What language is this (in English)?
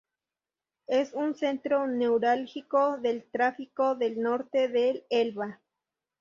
Spanish